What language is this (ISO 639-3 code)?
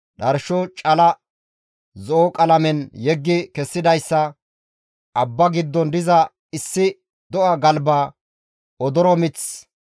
gmv